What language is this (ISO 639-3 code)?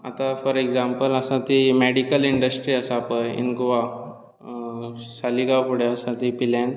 kok